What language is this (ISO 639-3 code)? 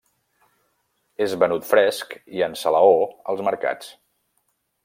cat